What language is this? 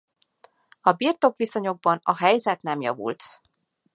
Hungarian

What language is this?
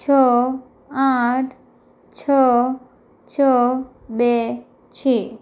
Gujarati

